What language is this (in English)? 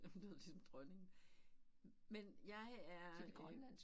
Danish